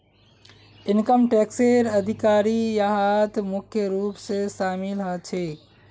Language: Magahi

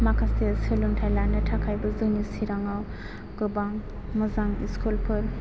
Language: Bodo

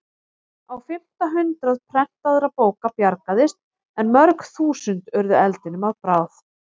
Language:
Icelandic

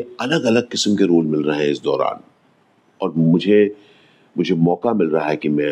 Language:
Hindi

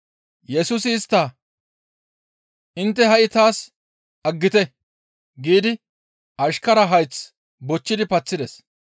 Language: Gamo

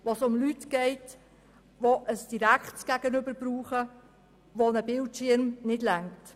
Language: Swiss German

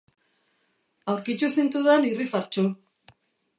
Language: Basque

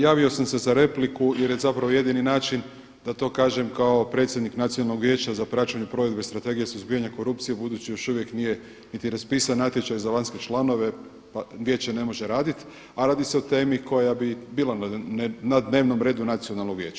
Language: Croatian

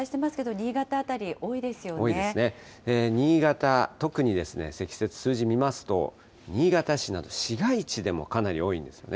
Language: Japanese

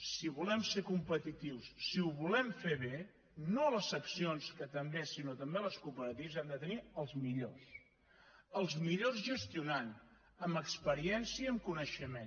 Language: Catalan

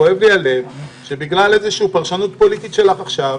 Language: Hebrew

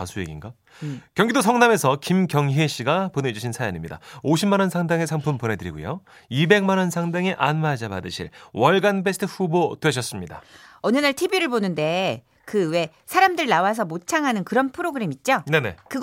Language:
Korean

